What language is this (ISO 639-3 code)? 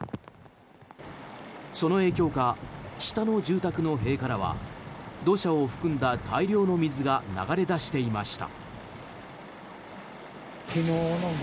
jpn